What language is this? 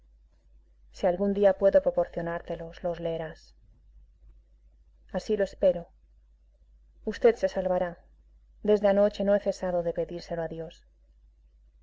Spanish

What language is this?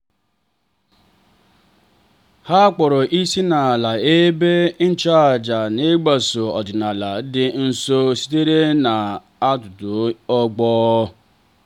Igbo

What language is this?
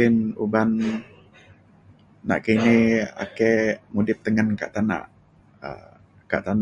Mainstream Kenyah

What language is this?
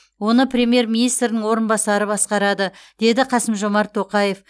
Kazakh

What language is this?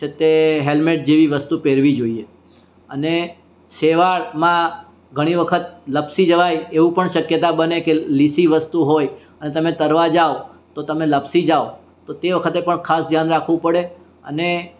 Gujarati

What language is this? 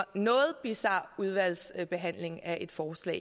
Danish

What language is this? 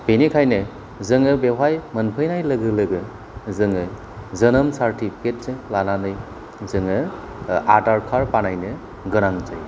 Bodo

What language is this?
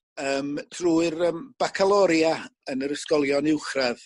Welsh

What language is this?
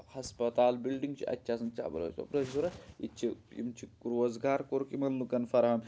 Kashmiri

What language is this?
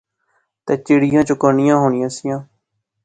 Pahari-Potwari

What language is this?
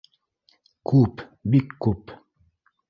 Bashkir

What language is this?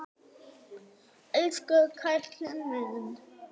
Icelandic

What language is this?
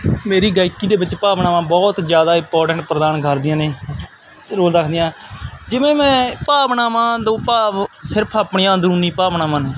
Punjabi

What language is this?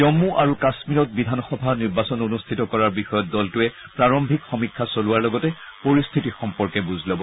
Assamese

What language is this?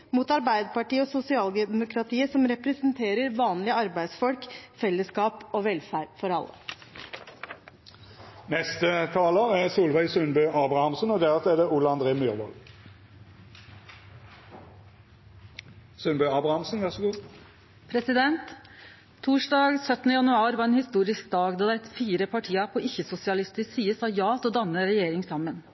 Norwegian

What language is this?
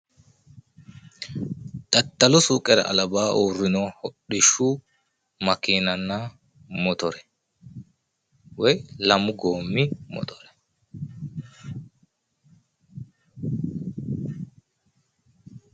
Sidamo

